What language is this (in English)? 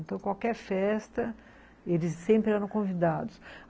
Portuguese